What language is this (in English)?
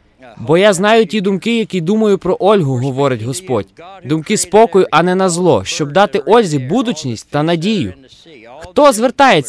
Ukrainian